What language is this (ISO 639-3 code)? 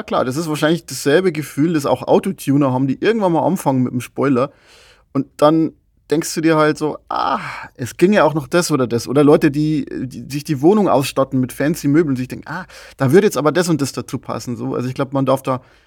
deu